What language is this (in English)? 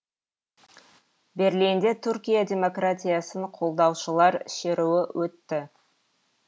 Kazakh